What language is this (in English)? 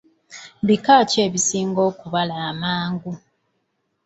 Ganda